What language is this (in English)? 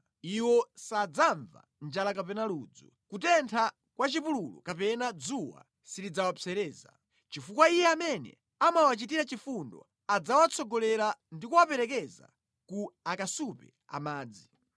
Nyanja